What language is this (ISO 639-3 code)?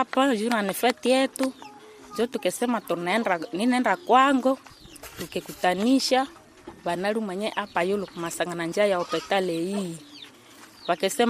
swa